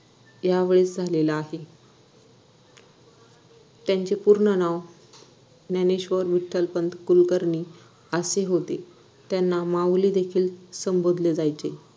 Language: Marathi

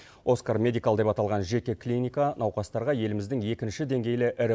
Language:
Kazakh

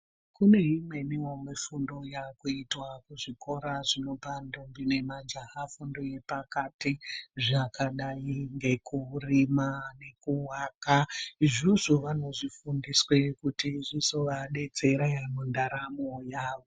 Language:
Ndau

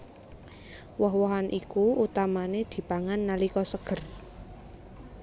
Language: Javanese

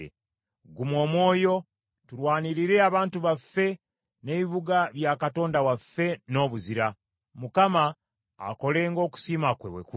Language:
Ganda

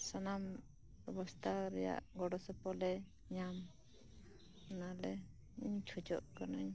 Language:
Santali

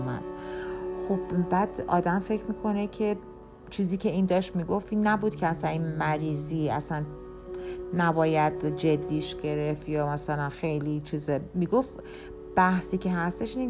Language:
Persian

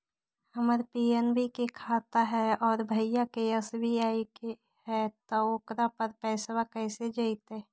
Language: Magahi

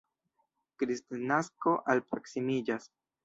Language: Esperanto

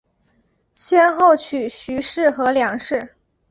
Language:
Chinese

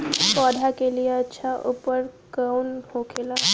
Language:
Bhojpuri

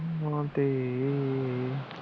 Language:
Punjabi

